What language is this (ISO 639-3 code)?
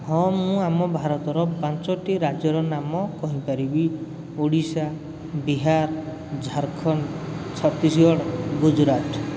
ori